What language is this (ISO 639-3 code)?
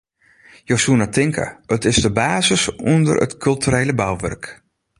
fry